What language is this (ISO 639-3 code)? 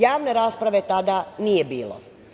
srp